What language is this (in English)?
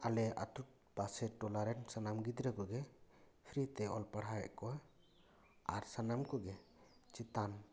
Santali